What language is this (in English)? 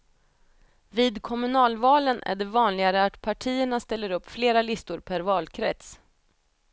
Swedish